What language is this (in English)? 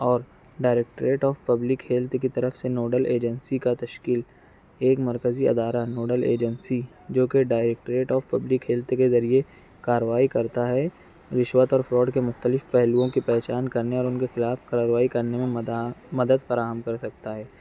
Urdu